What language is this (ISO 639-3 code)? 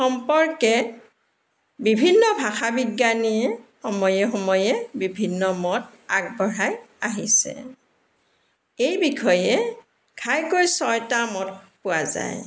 asm